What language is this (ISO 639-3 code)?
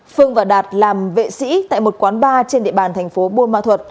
vie